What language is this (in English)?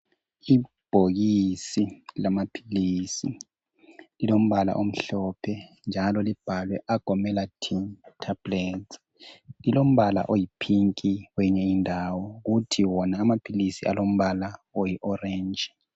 North Ndebele